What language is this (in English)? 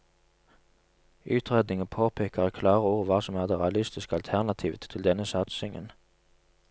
Norwegian